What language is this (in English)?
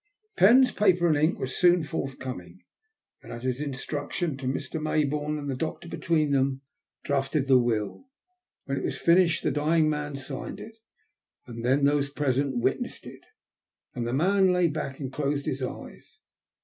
English